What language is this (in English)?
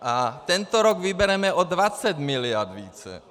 Czech